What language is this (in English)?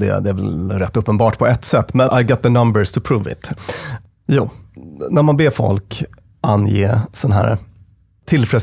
Swedish